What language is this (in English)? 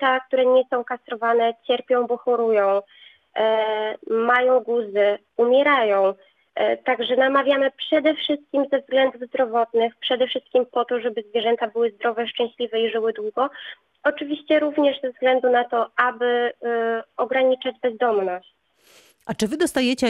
Polish